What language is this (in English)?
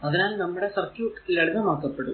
Malayalam